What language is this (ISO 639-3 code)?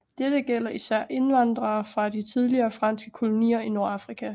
dan